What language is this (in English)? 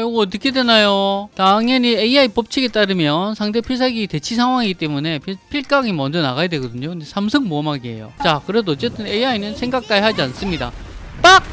Korean